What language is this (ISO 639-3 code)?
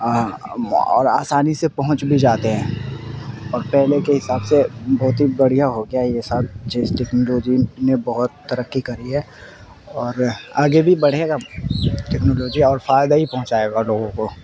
urd